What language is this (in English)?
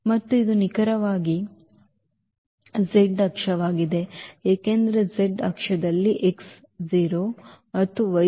Kannada